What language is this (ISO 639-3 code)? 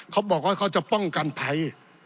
tha